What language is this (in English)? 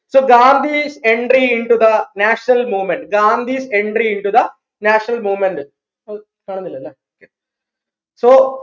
Malayalam